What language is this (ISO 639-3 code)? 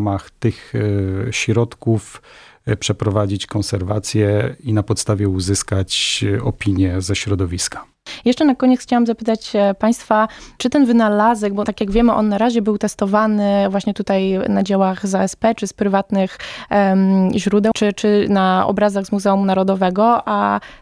pol